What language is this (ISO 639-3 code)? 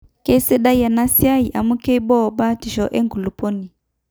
mas